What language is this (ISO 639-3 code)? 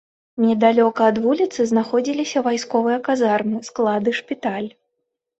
bel